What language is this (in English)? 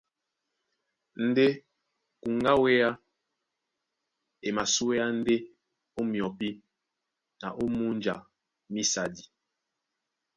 Duala